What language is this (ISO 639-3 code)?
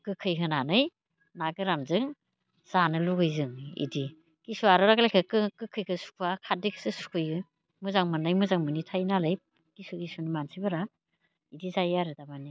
brx